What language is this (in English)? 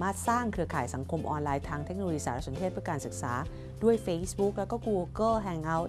Thai